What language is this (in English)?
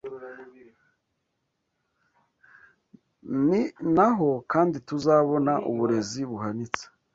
Kinyarwanda